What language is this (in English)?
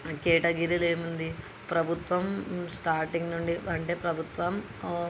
Telugu